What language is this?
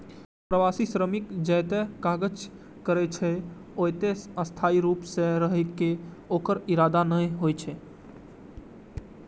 Maithili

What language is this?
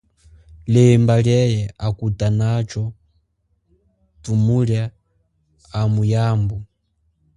Chokwe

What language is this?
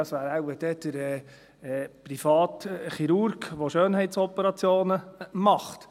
Swiss German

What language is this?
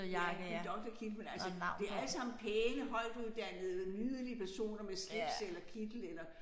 Danish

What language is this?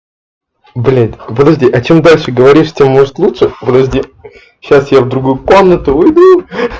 Russian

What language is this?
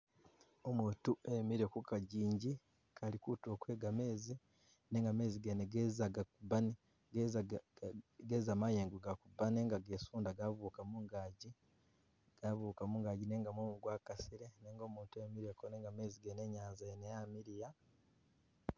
Masaaba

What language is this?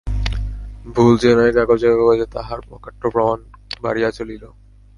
Bangla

